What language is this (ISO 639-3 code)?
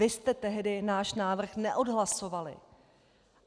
ces